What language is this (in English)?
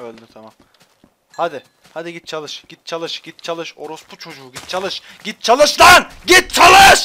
Turkish